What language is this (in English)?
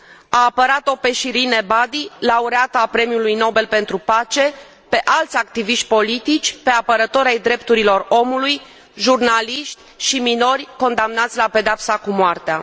Romanian